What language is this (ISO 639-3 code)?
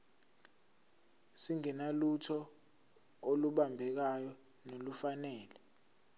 zul